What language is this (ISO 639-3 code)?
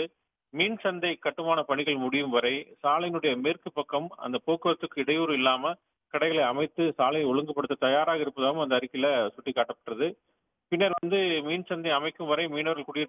ita